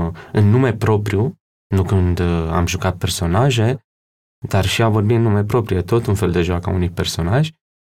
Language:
Romanian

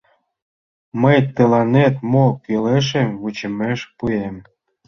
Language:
Mari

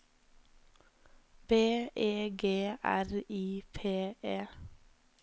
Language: Norwegian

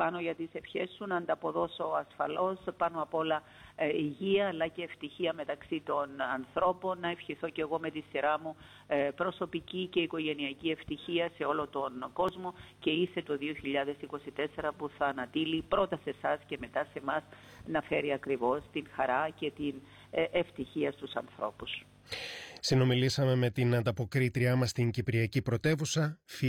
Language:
Greek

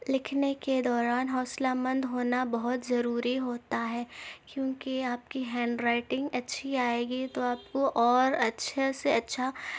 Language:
Urdu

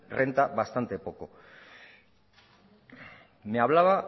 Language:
Spanish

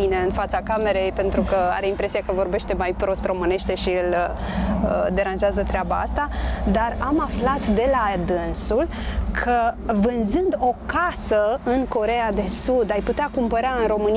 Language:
Romanian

